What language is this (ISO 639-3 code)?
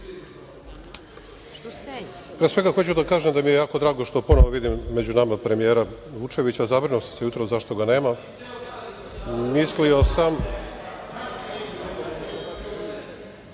srp